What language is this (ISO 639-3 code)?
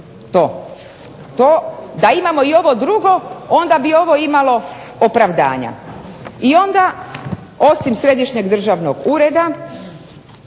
hrv